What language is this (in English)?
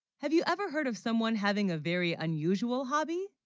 English